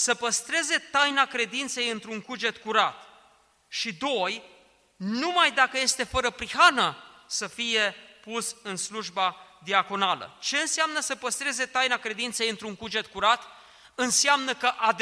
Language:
Romanian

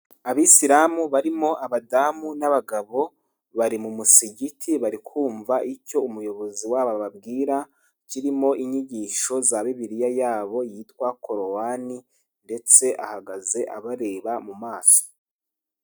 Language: Kinyarwanda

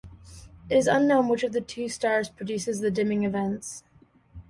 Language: English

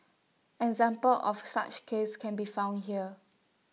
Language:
English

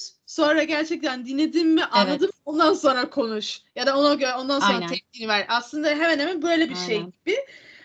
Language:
Turkish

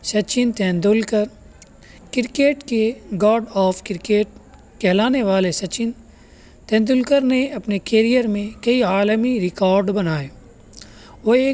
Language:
Urdu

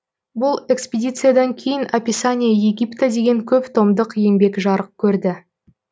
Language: Kazakh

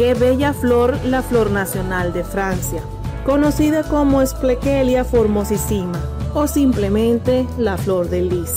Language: Spanish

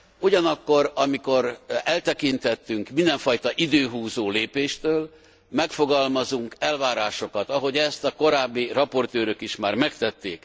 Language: Hungarian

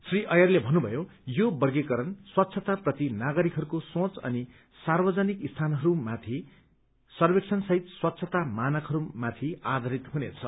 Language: Nepali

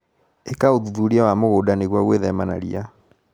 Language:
Kikuyu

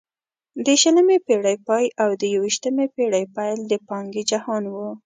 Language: Pashto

